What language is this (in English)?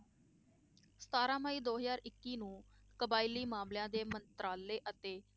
Punjabi